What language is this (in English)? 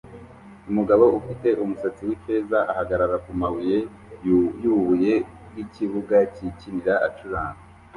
Kinyarwanda